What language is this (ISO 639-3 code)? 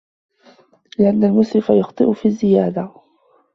ara